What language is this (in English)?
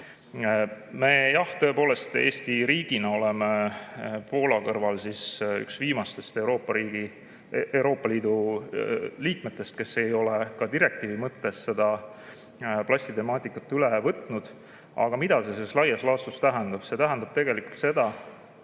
Estonian